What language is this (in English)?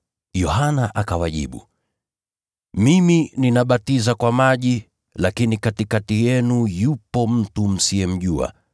Swahili